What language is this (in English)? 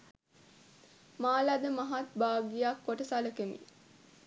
Sinhala